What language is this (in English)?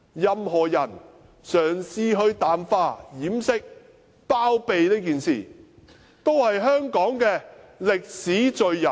Cantonese